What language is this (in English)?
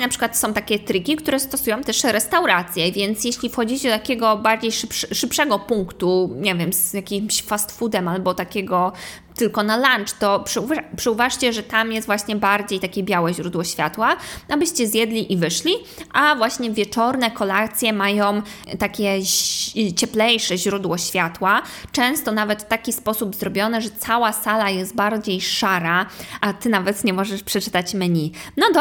Polish